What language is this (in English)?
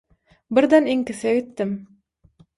Turkmen